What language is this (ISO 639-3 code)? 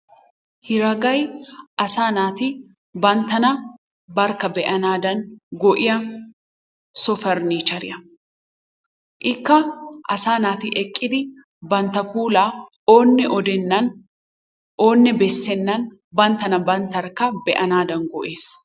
wal